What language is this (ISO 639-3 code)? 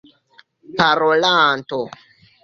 epo